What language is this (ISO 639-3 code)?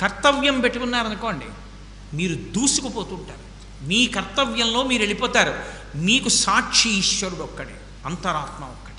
tel